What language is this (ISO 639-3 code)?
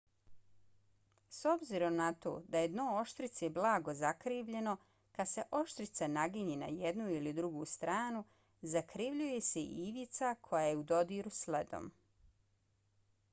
bos